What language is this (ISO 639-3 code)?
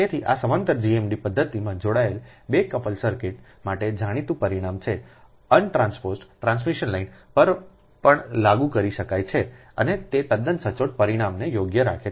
guj